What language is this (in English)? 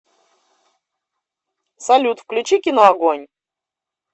Russian